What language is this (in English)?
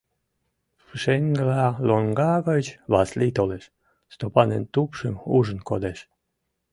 Mari